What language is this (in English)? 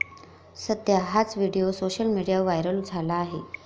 Marathi